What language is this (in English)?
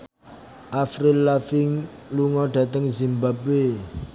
Javanese